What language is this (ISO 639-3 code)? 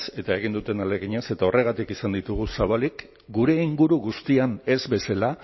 eus